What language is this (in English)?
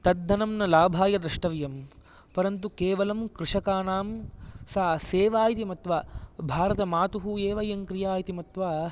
Sanskrit